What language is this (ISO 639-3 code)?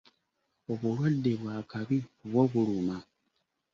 lug